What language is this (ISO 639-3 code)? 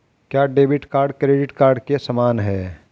hin